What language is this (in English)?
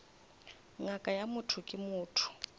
Northern Sotho